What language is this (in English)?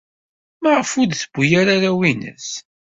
Kabyle